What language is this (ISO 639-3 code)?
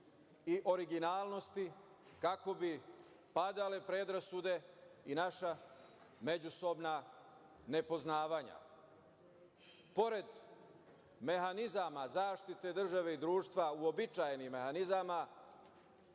srp